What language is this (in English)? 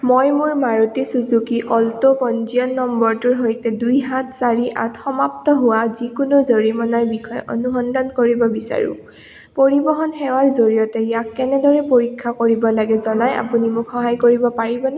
Assamese